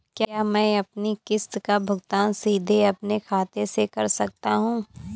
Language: Hindi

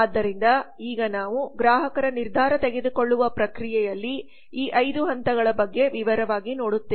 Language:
Kannada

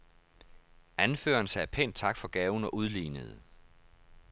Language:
Danish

